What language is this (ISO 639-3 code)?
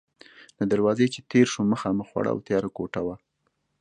pus